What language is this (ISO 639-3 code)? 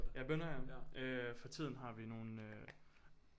dan